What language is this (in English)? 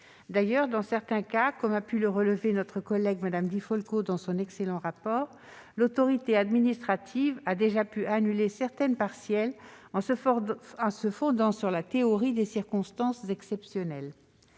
French